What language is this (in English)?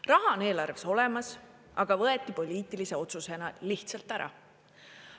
Estonian